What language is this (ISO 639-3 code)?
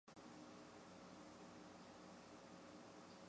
zho